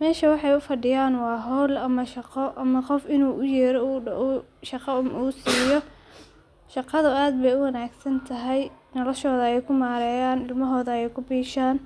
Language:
Somali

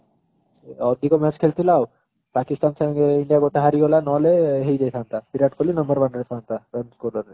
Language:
Odia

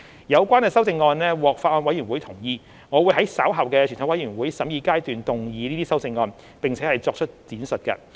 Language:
Cantonese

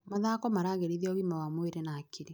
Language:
Kikuyu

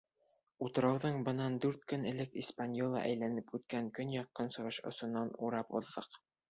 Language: Bashkir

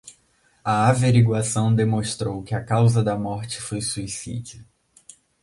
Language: Portuguese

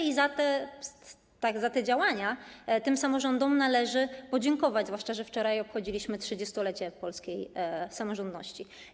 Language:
Polish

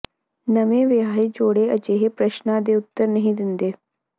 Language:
Punjabi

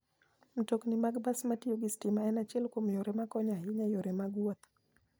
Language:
Luo (Kenya and Tanzania)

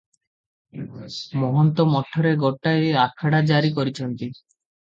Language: Odia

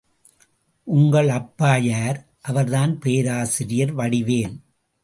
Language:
Tamil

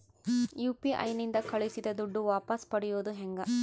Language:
Kannada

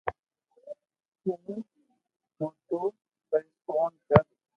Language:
Loarki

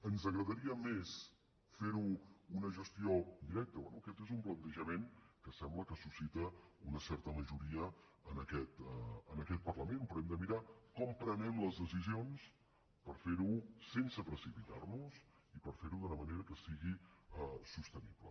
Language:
Catalan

